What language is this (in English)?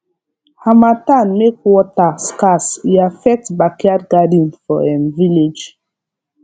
Nigerian Pidgin